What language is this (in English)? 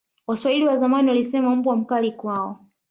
Swahili